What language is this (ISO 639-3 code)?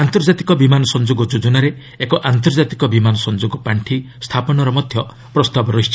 ori